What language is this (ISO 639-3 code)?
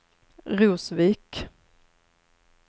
swe